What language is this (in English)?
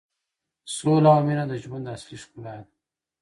Pashto